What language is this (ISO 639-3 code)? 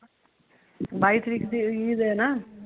pan